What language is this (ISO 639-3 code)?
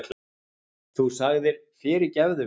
isl